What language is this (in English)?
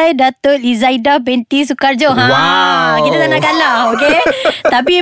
Malay